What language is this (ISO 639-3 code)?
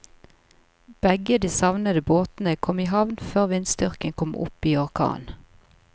nor